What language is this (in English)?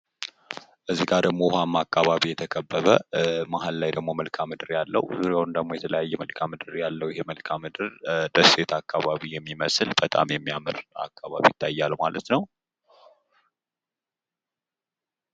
Amharic